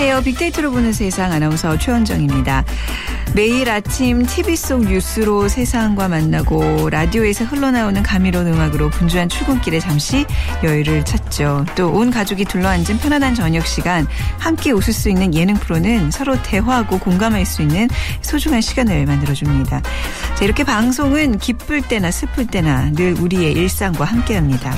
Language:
Korean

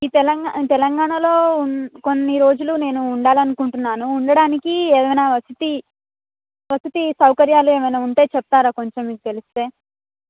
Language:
Telugu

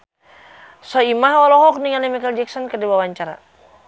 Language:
Sundanese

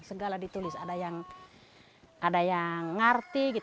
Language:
Indonesian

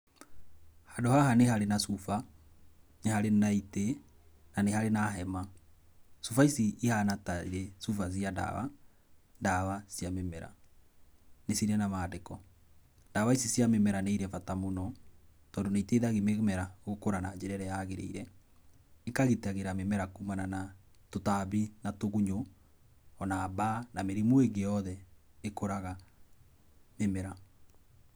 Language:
Kikuyu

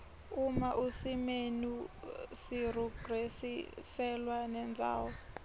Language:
Swati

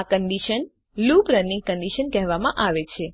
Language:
Gujarati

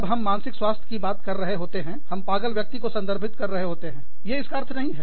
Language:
Hindi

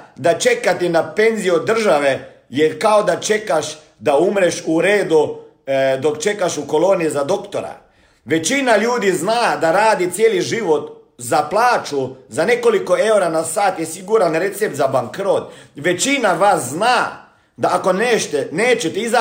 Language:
Croatian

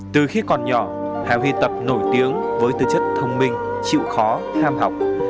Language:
Vietnamese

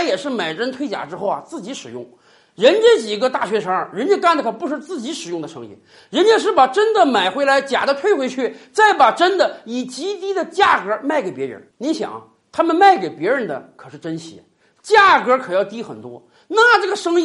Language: Chinese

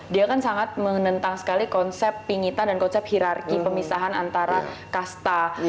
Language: Indonesian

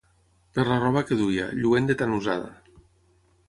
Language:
Catalan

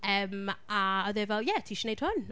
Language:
Welsh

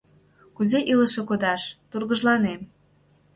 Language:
Mari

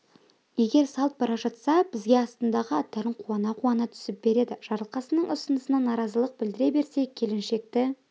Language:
Kazakh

